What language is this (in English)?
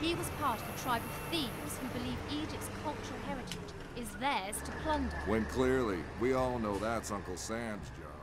English